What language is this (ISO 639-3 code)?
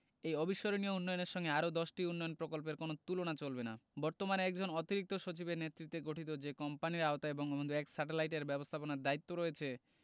ben